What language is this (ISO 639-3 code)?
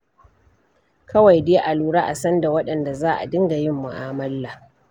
hau